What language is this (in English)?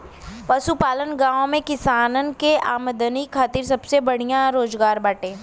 Bhojpuri